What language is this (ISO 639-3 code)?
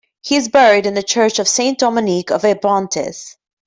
eng